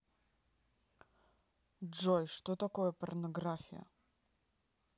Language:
Russian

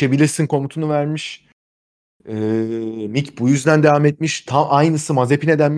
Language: Turkish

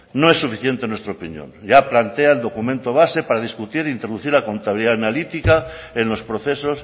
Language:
Spanish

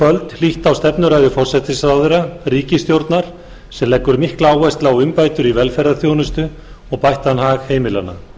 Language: Icelandic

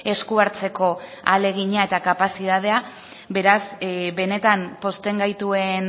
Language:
Basque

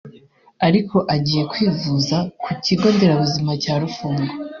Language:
Kinyarwanda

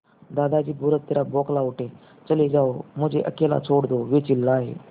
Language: Hindi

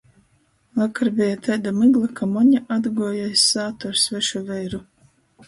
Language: Latgalian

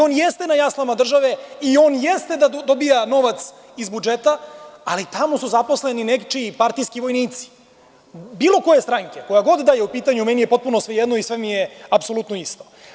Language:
Serbian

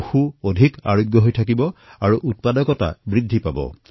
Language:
Assamese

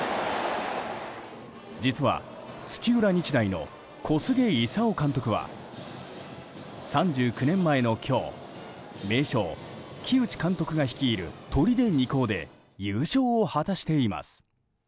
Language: Japanese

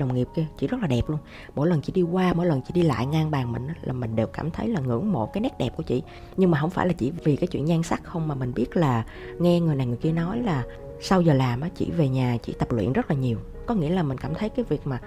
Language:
Vietnamese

